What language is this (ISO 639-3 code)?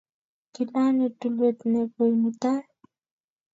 kln